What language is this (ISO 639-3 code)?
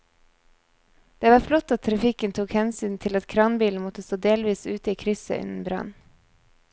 nor